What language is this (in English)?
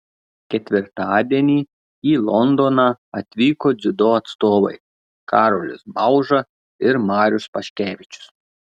Lithuanian